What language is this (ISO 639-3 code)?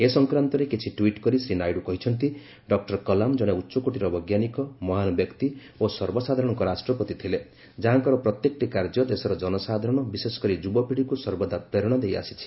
ori